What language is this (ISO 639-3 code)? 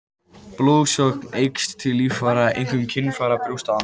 isl